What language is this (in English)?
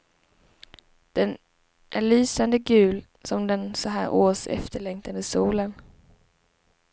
Swedish